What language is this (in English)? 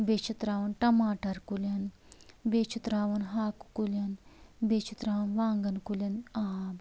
Kashmiri